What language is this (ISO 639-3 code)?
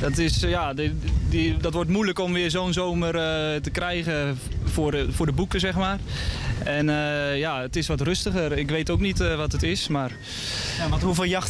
nld